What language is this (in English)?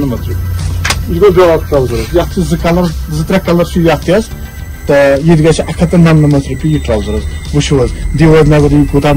Turkish